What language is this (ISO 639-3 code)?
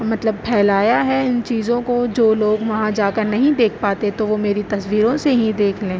urd